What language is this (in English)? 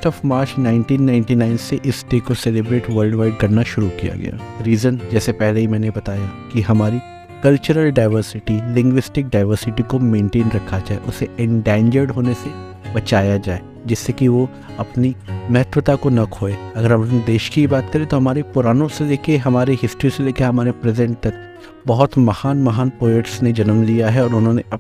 Hindi